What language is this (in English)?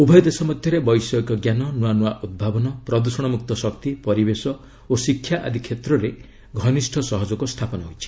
Odia